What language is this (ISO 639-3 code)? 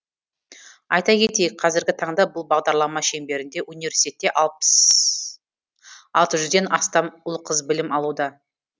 kaz